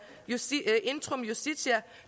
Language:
Danish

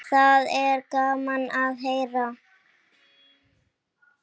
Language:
Icelandic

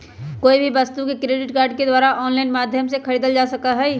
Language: Magahi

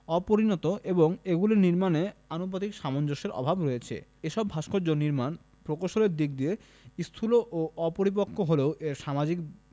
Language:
Bangla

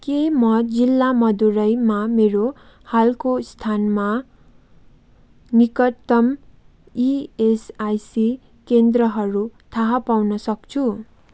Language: Nepali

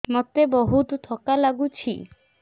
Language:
Odia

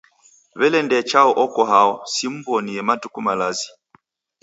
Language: Taita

